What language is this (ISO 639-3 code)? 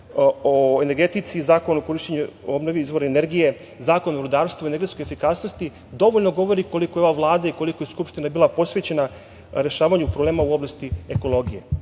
srp